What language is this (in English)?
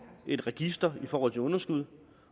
Danish